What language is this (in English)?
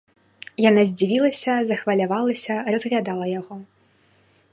Belarusian